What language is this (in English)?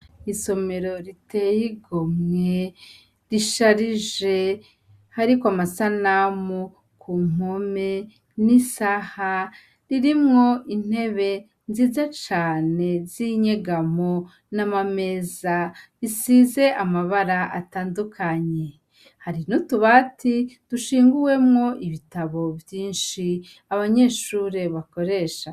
Rundi